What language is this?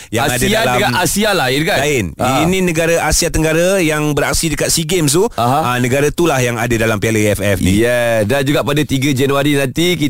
Malay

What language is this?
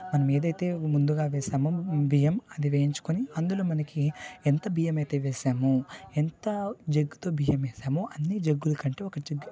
Telugu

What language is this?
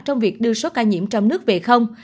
Vietnamese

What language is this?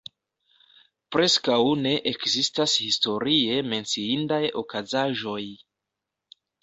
Esperanto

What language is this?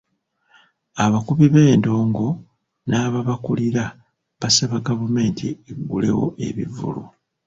Ganda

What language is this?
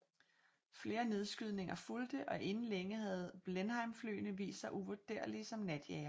Danish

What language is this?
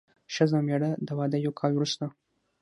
Pashto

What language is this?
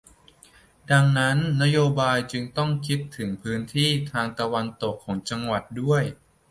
Thai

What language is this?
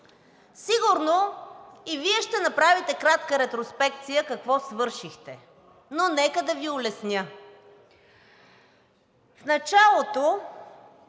Bulgarian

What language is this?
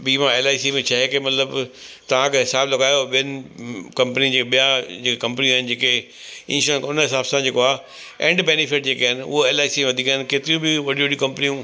Sindhi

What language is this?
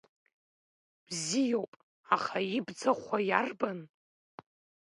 Abkhazian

